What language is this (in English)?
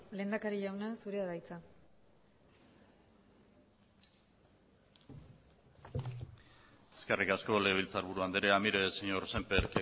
Basque